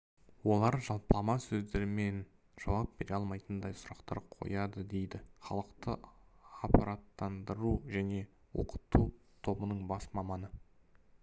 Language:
Kazakh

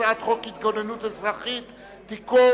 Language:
Hebrew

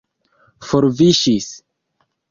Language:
Esperanto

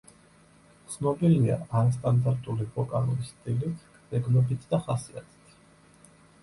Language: Georgian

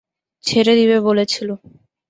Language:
Bangla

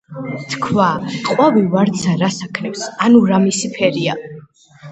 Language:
Georgian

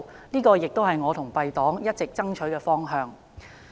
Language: Cantonese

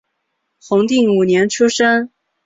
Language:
Chinese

